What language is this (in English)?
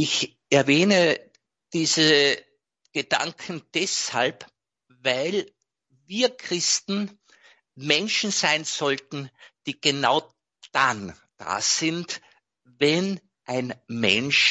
German